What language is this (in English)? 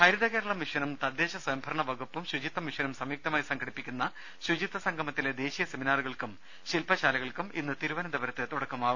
Malayalam